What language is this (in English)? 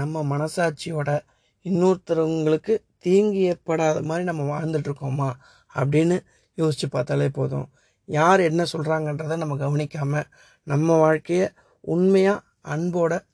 Tamil